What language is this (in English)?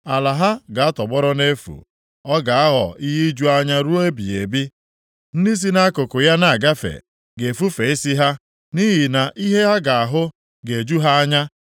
Igbo